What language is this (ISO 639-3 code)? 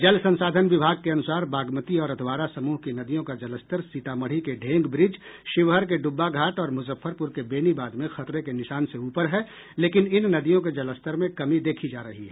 hin